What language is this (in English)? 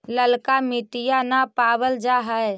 Magahi